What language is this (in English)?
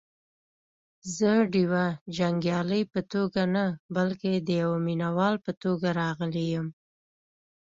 Pashto